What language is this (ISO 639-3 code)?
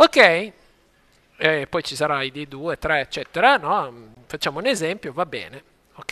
ita